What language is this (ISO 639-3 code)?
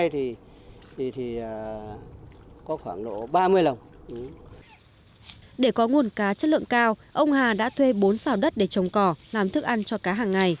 vie